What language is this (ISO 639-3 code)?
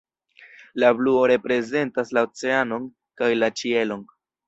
epo